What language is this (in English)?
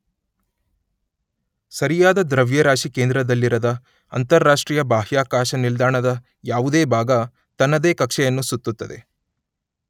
Kannada